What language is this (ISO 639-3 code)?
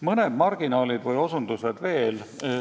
est